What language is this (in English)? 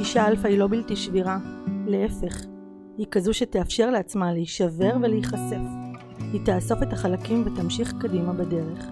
Hebrew